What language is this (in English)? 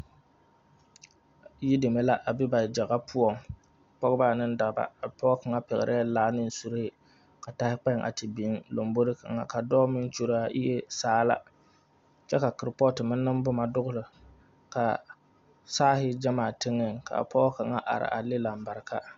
Southern Dagaare